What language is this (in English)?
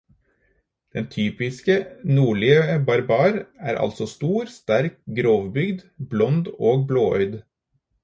Norwegian Bokmål